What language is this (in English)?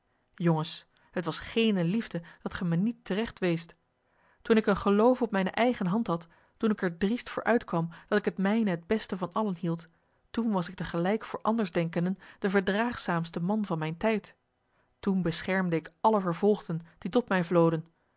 Dutch